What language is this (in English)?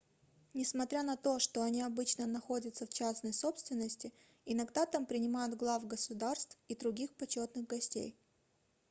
Russian